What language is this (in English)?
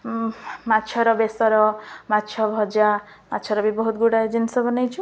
Odia